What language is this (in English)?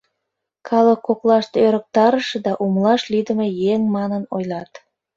Mari